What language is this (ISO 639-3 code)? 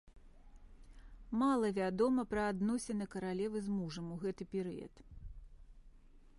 bel